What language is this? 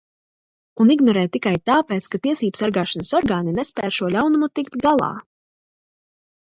Latvian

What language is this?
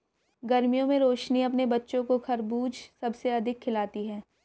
Hindi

